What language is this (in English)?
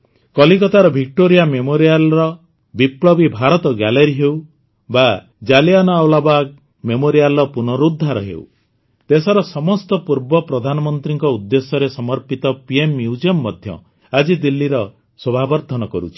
Odia